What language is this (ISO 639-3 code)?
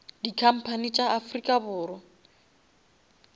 nso